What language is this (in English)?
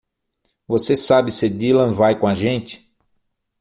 Portuguese